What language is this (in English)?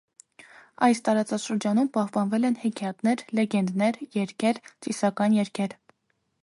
Armenian